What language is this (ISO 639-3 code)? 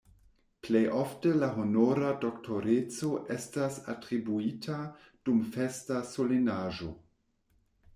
epo